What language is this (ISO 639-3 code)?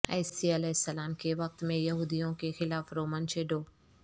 urd